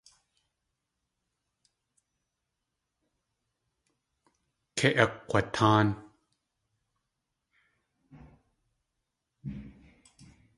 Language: Tlingit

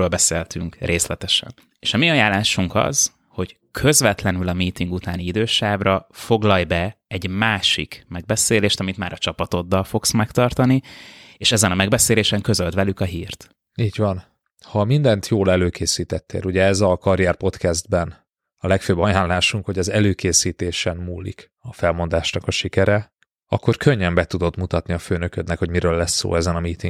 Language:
Hungarian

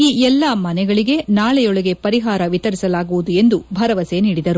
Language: Kannada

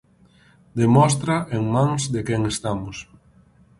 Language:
Galician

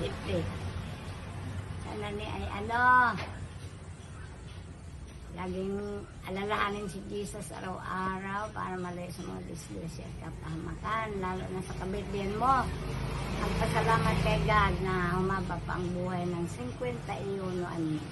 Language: Filipino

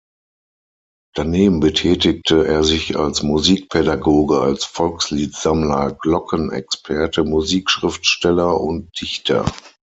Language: German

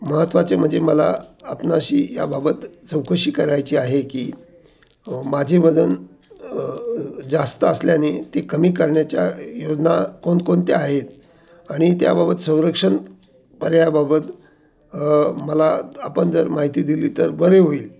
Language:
Marathi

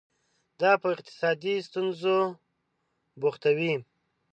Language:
Pashto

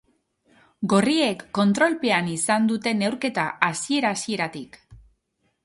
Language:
Basque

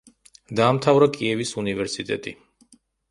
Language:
Georgian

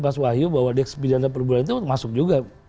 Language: Indonesian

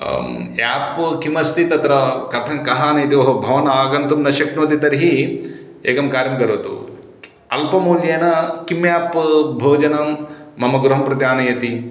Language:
Sanskrit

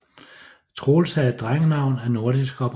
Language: Danish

